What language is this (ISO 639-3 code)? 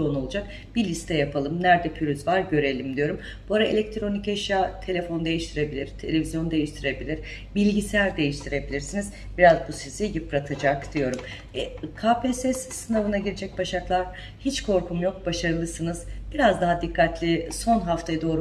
tur